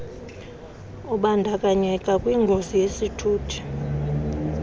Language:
Xhosa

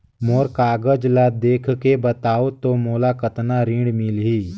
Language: Chhattisgarhi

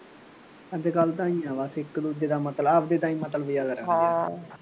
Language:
Punjabi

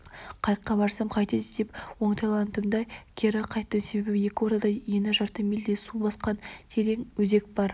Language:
Kazakh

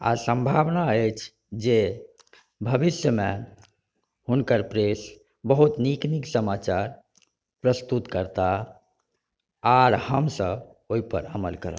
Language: Maithili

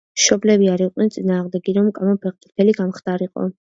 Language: Georgian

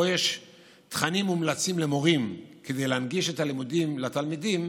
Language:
Hebrew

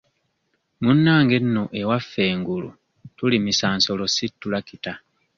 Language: Ganda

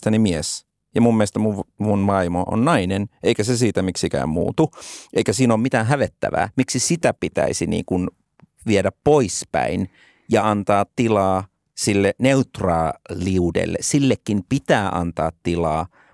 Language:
Finnish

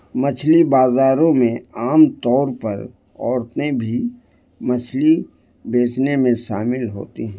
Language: Urdu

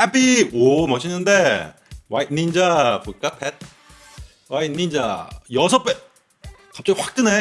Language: Korean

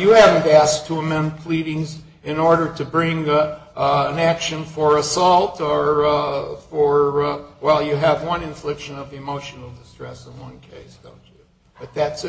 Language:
English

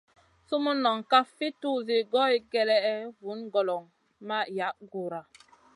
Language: Masana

